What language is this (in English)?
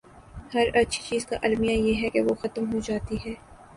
Urdu